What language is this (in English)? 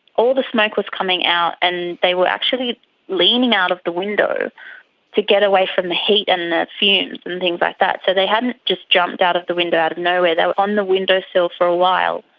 English